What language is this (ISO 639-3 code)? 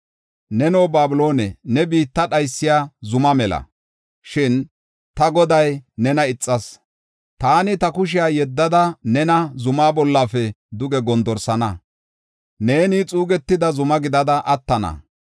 gof